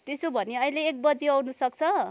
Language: Nepali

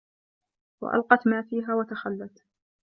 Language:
Arabic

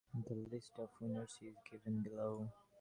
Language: English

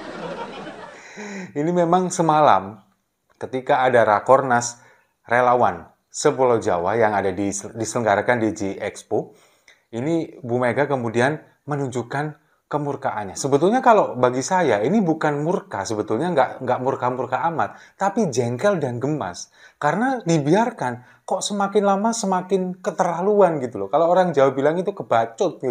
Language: Indonesian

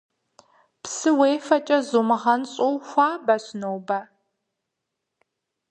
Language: Kabardian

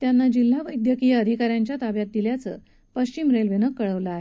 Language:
Marathi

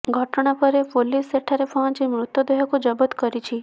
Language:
Odia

